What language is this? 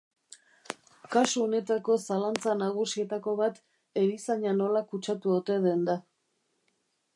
Basque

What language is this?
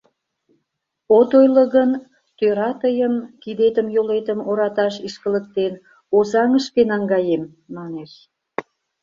Mari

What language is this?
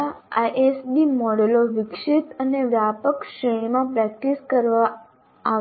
Gujarati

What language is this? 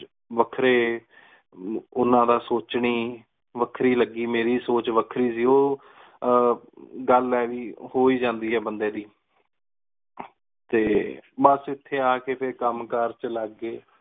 Punjabi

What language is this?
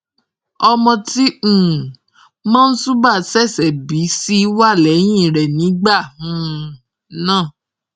Yoruba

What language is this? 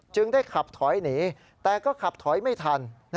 Thai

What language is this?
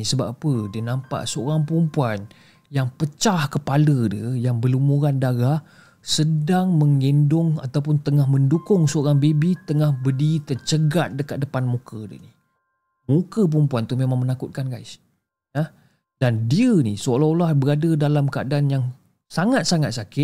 Malay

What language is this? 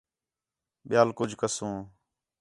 Khetrani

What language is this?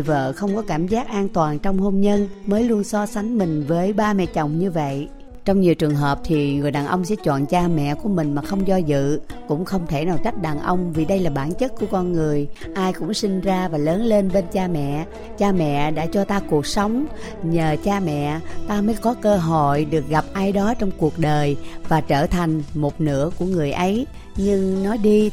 Vietnamese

